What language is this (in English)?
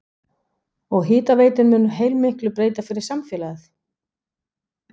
Icelandic